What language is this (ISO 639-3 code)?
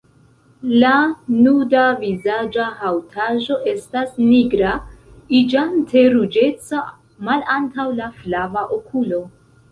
epo